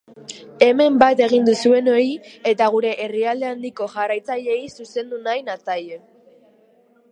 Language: Basque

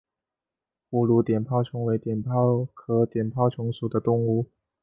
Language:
Chinese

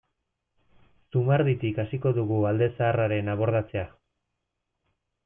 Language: Basque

